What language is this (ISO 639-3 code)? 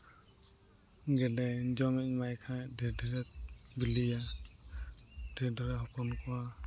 sat